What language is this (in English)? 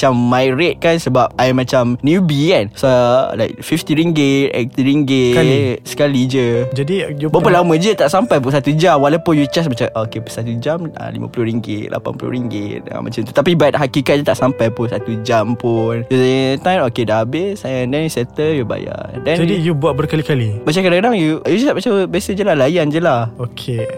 Malay